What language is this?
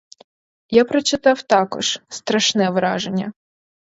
Ukrainian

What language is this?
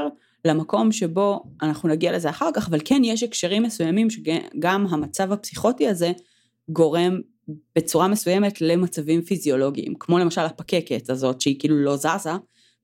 Hebrew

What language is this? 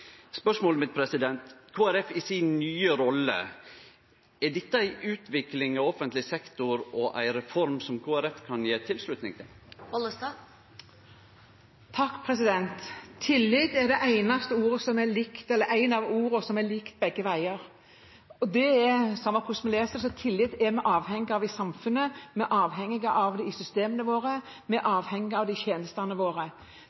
Norwegian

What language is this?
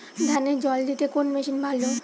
Bangla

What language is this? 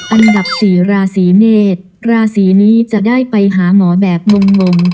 Thai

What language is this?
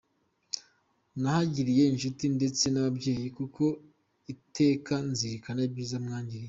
Kinyarwanda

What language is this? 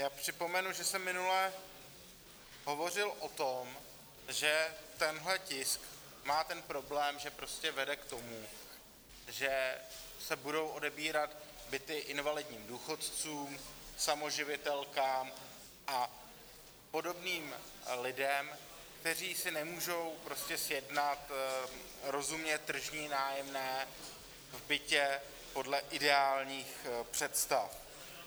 Czech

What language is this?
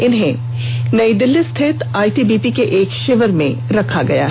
Hindi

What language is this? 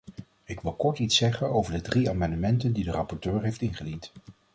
Dutch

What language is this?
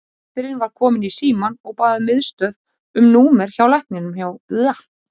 Icelandic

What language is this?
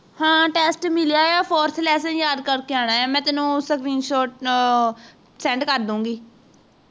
Punjabi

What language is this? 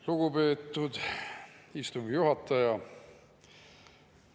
Estonian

